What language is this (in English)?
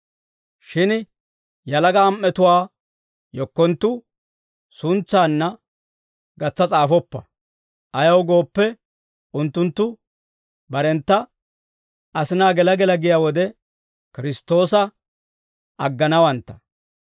Dawro